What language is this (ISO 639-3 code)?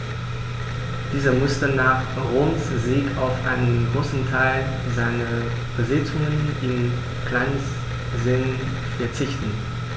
deu